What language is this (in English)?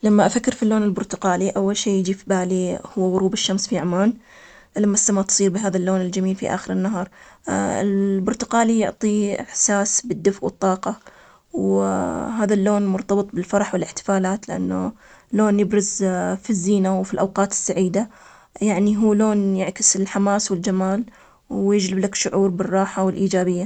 Omani Arabic